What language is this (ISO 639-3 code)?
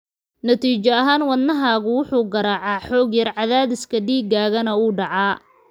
som